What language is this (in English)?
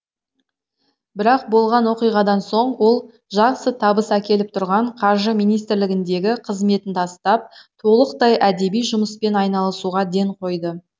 Kazakh